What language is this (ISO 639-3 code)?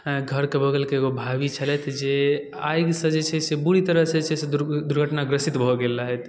mai